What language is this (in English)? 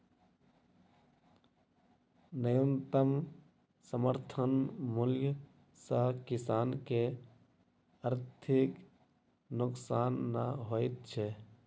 Maithili